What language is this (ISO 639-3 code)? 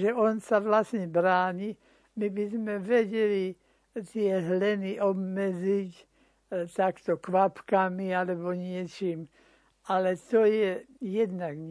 slk